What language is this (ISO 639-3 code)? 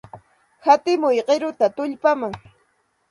qxt